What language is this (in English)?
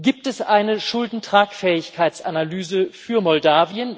German